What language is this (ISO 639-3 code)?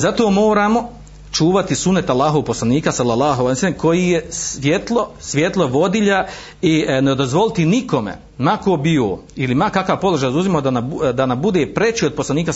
hrv